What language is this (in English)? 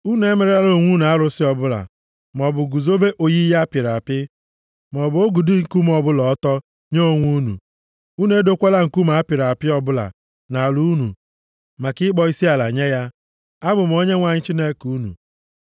Igbo